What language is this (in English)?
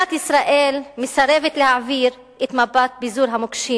Hebrew